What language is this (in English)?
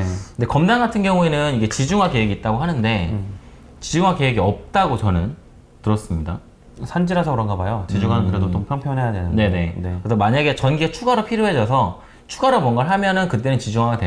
Korean